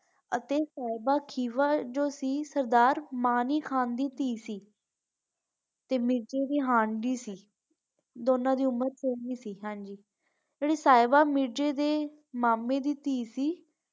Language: Punjabi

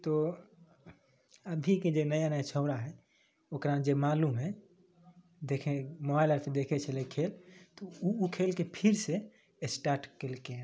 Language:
Maithili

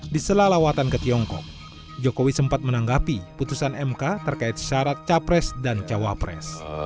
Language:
Indonesian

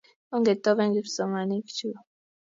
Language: Kalenjin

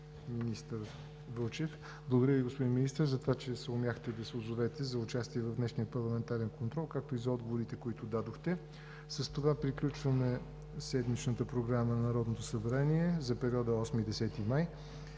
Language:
Bulgarian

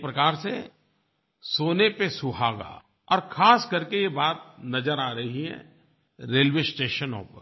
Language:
Hindi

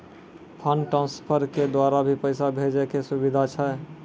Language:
Maithili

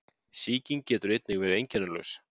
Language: Icelandic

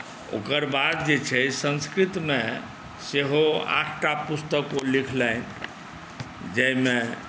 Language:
Maithili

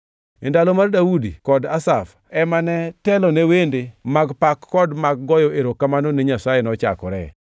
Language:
Luo (Kenya and Tanzania)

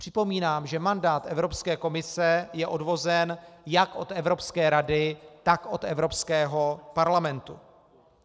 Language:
Czech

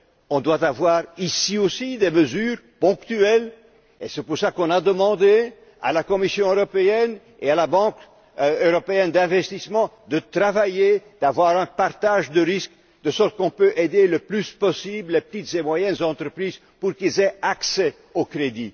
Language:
French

